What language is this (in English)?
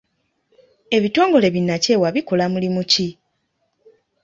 Ganda